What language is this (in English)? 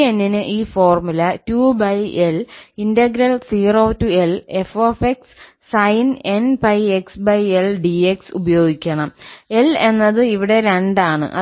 Malayalam